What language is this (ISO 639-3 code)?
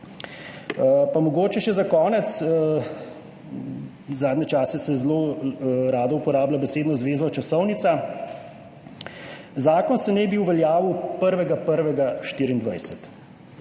slv